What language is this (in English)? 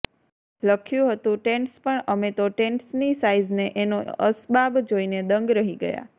Gujarati